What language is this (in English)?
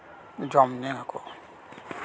Santali